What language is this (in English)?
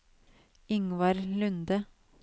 Norwegian